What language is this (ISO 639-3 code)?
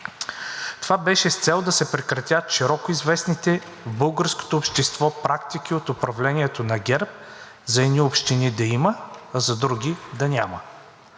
bul